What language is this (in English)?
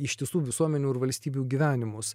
Lithuanian